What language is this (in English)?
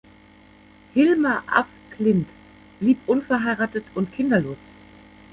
German